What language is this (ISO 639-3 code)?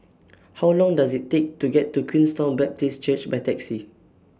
eng